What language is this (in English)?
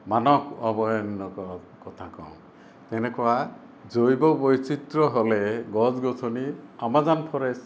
Assamese